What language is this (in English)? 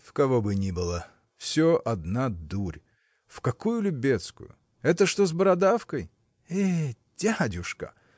Russian